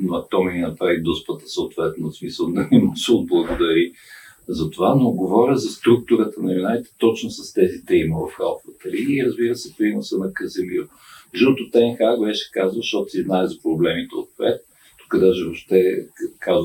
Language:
Bulgarian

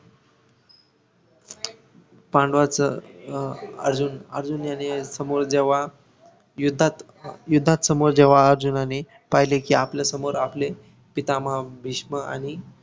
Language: Marathi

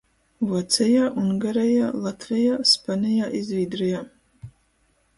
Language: Latgalian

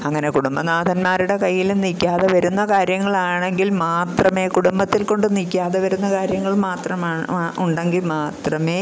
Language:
Malayalam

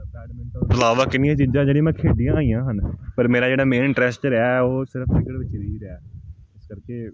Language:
Punjabi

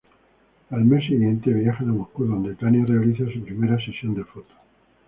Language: Spanish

